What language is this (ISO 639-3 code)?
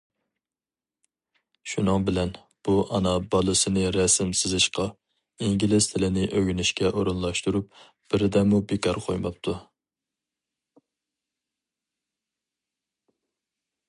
uig